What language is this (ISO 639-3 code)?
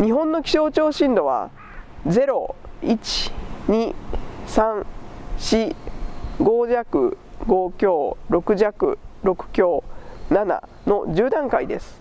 jpn